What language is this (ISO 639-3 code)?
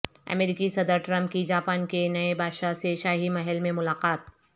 urd